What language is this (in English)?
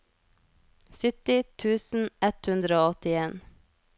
Norwegian